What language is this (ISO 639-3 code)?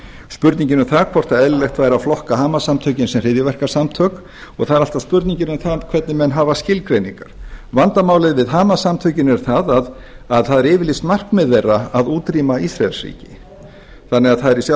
isl